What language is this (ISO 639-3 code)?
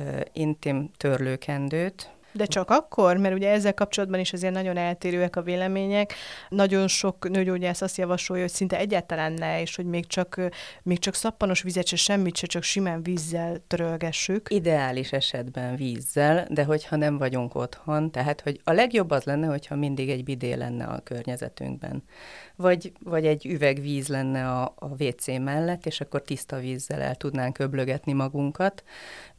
hun